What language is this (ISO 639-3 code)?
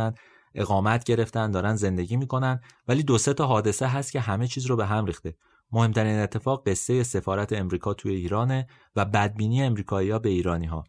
fas